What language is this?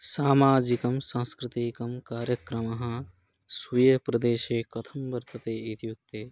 Sanskrit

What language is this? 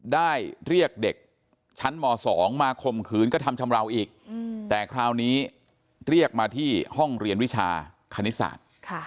Thai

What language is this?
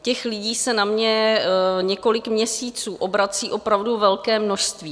Czech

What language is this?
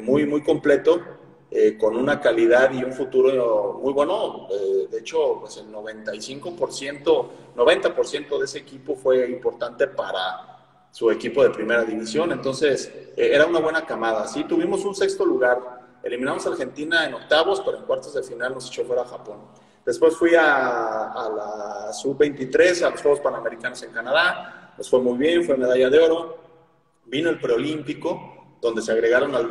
Spanish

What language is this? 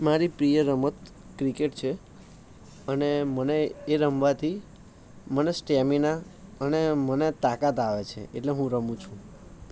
Gujarati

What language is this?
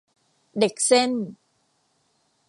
Thai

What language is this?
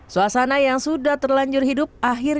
Indonesian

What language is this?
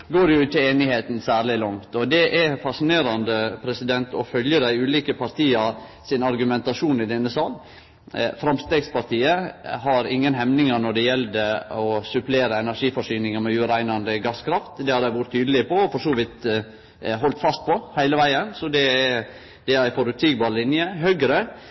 Norwegian Nynorsk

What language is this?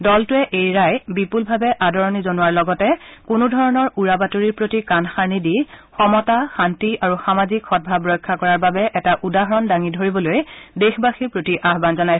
Assamese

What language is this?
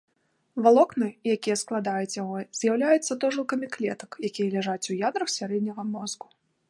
Belarusian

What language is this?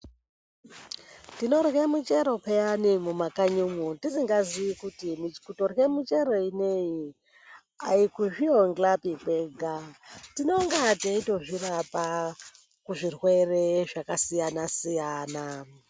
Ndau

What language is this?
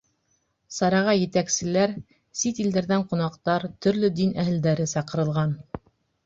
Bashkir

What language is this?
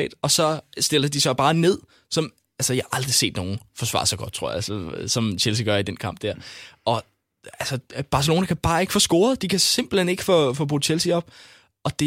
Danish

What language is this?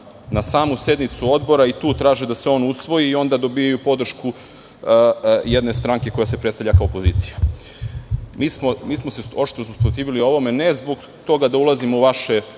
Serbian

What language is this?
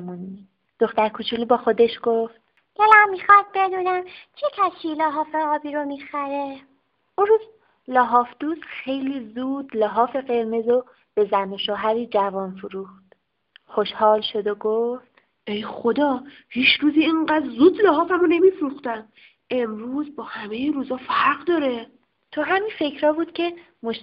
Persian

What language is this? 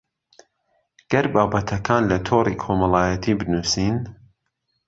Central Kurdish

